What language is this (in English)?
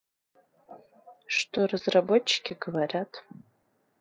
Russian